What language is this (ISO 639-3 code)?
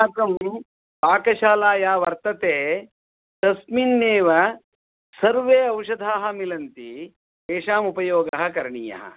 san